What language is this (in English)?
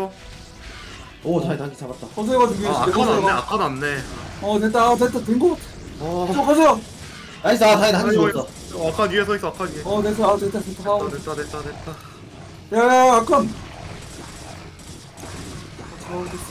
Korean